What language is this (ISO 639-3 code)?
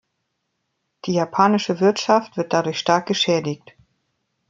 deu